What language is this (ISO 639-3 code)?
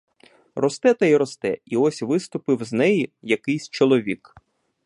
ukr